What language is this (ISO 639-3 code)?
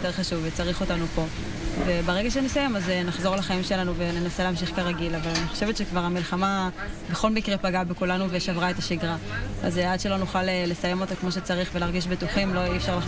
heb